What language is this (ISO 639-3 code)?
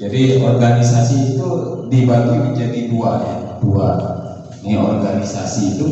ind